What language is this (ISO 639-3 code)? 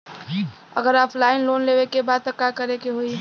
bho